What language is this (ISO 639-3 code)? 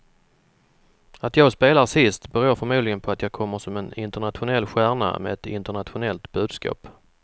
swe